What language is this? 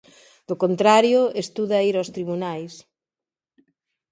Galician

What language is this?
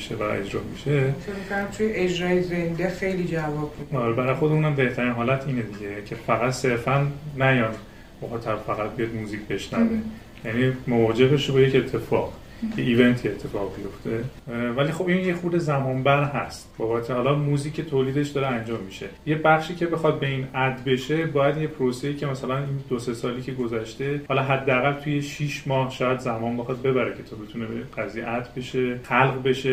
Persian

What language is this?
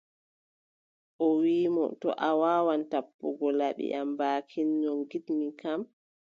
Adamawa Fulfulde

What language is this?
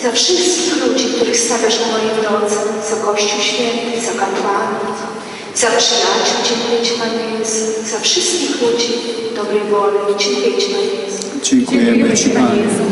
Polish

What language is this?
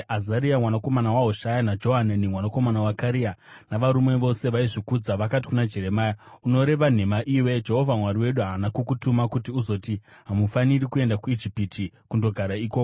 Shona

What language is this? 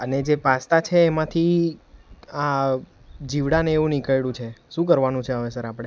Gujarati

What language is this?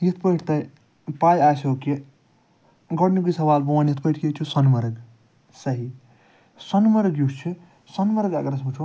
Kashmiri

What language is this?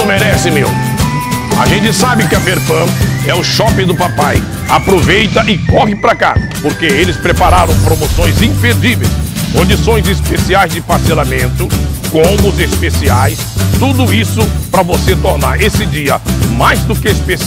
Portuguese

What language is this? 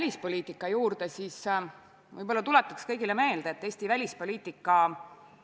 Estonian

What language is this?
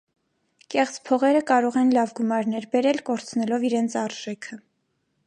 Armenian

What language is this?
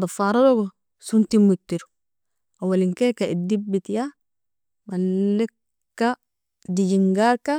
Nobiin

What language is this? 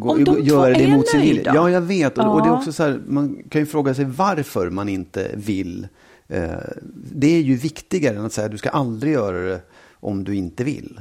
Swedish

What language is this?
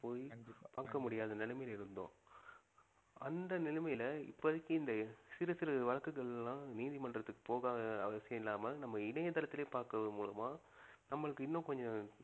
Tamil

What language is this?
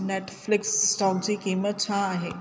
Sindhi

